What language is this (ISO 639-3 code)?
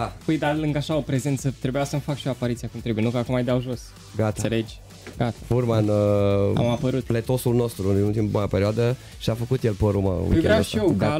ron